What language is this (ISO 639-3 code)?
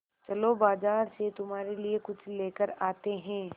hin